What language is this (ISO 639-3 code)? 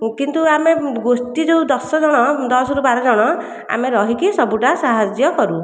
ori